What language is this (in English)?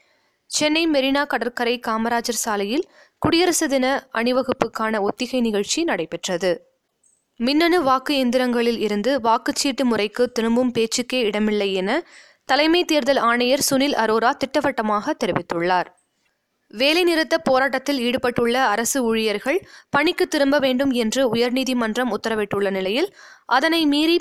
Tamil